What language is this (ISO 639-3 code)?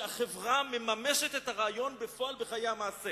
heb